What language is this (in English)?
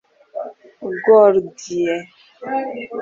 Kinyarwanda